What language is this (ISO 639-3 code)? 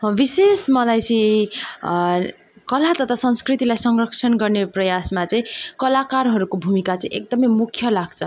nep